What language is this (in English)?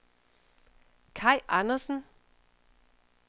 Danish